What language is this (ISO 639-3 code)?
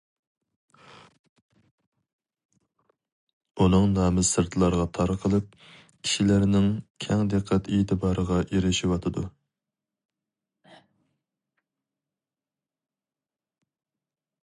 uig